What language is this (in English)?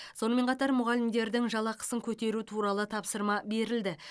Kazakh